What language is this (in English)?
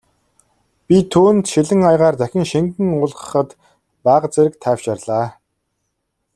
Mongolian